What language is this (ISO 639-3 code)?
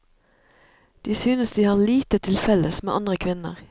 nor